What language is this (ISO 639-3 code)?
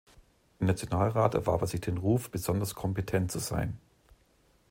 deu